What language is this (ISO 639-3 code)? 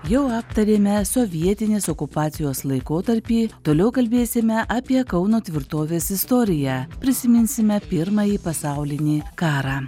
lit